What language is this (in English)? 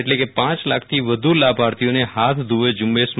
Gujarati